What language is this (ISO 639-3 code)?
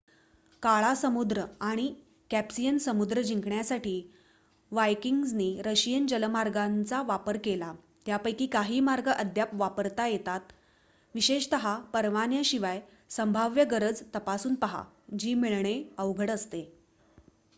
mar